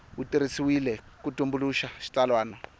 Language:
Tsonga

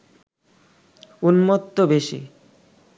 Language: Bangla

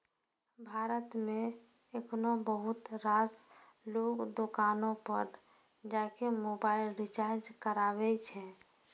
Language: Maithili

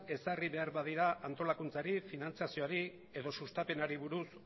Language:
Basque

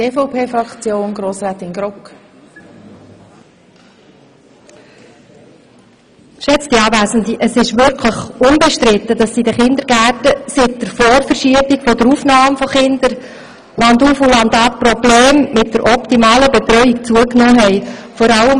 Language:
Swiss German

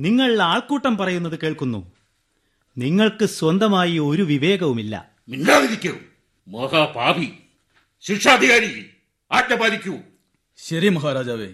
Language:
Malayalam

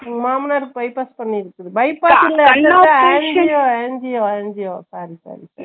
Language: Tamil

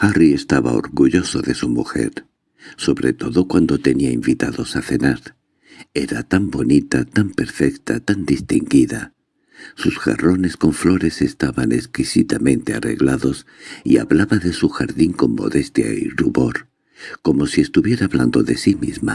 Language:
Spanish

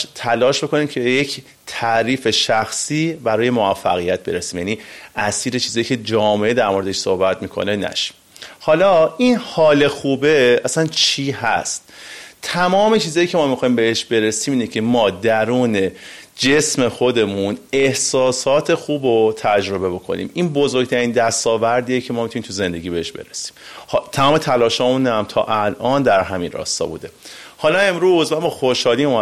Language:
Persian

